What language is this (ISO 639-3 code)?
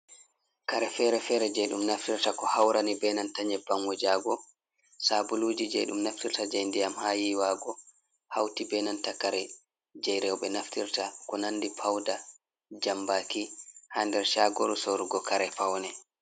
ful